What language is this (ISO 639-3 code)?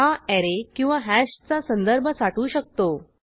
mar